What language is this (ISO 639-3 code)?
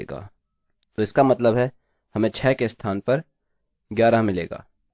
hin